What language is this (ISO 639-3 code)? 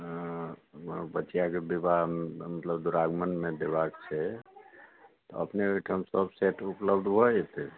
mai